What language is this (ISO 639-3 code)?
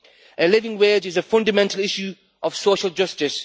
eng